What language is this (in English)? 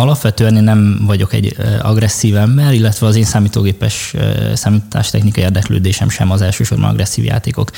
Hungarian